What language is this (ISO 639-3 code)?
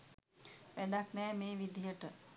sin